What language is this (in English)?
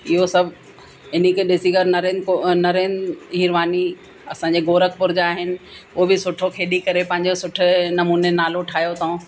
Sindhi